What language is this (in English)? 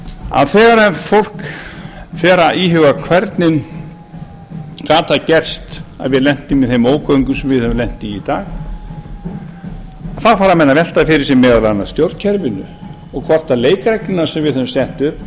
Icelandic